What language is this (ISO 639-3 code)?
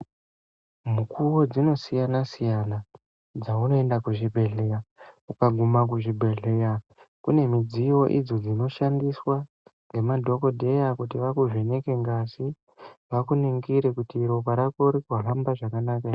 ndc